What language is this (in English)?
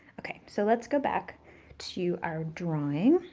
English